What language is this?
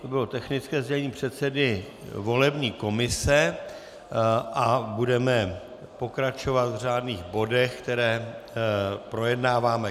Czech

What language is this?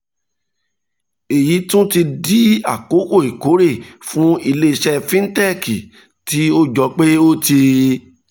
Yoruba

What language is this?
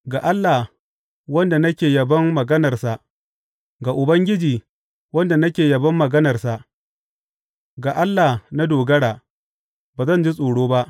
Hausa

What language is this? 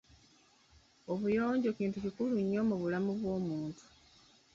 Ganda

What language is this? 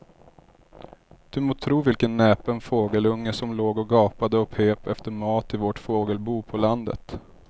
Swedish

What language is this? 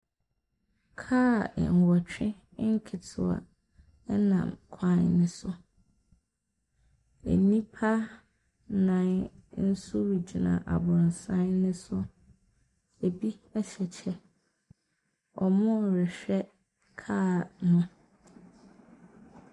Akan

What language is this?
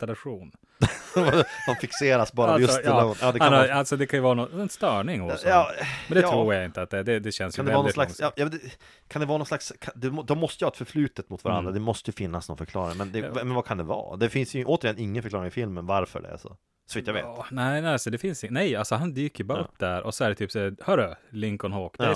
Swedish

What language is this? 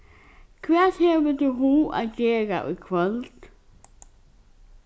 Faroese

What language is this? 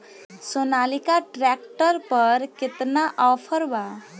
Bhojpuri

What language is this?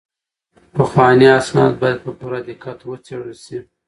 Pashto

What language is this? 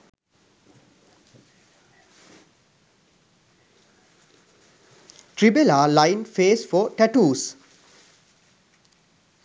Sinhala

